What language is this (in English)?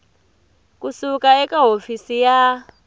Tsonga